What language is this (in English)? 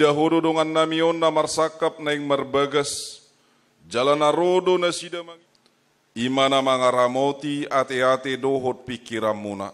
Indonesian